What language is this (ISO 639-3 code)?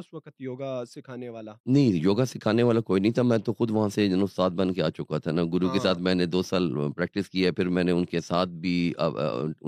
urd